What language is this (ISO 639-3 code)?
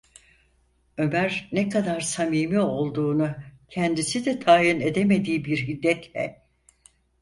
tur